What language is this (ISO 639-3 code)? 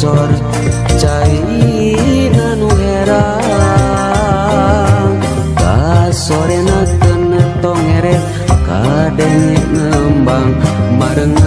msa